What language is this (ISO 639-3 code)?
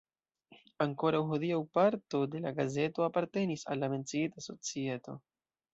epo